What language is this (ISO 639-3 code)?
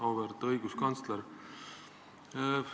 est